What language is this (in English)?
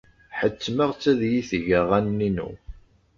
Kabyle